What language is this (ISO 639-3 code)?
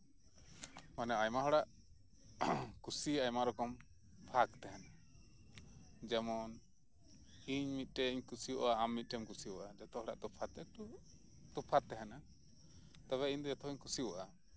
sat